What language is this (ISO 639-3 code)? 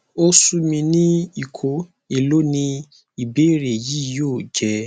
yor